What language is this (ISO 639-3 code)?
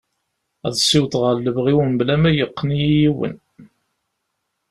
kab